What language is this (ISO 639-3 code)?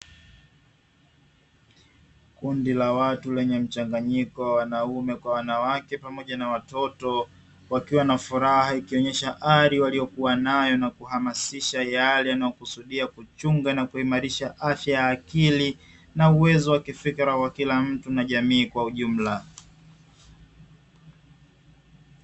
swa